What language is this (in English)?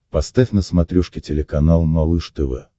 Russian